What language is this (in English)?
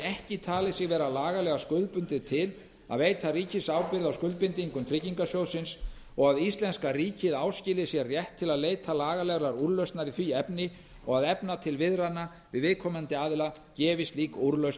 Icelandic